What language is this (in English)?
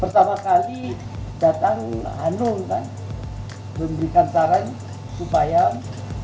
Indonesian